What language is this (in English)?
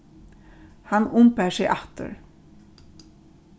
Faroese